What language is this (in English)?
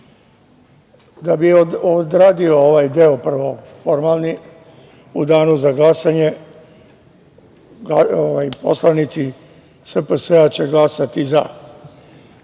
Serbian